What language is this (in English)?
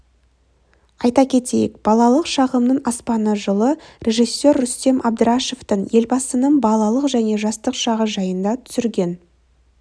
Kazakh